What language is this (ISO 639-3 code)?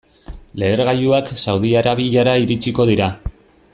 eus